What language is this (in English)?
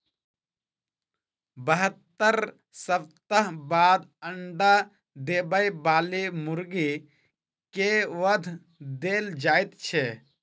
Maithili